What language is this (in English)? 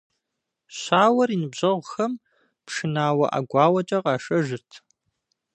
Kabardian